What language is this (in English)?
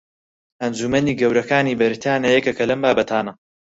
Central Kurdish